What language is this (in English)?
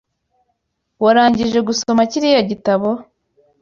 Kinyarwanda